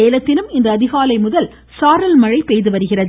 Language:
Tamil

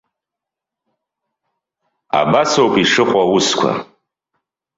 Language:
Abkhazian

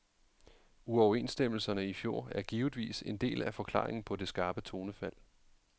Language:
Danish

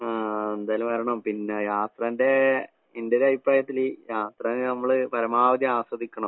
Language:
Malayalam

